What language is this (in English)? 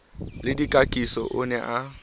Southern Sotho